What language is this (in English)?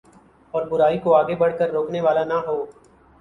Urdu